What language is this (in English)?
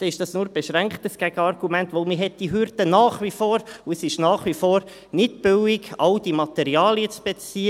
Swiss German